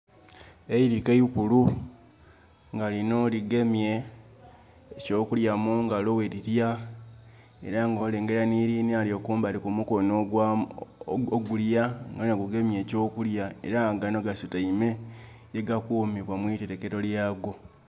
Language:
Soga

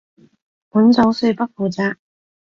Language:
Cantonese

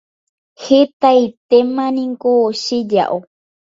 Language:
Guarani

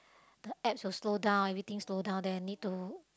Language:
English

